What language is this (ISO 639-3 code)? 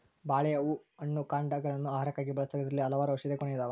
kan